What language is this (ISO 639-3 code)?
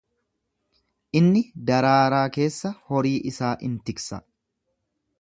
orm